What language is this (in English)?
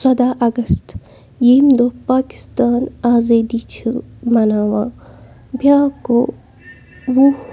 Kashmiri